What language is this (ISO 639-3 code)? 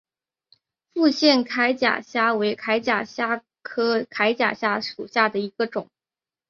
zho